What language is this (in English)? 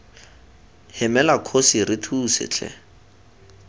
Tswana